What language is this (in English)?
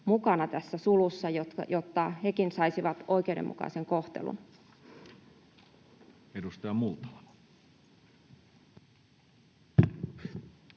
Finnish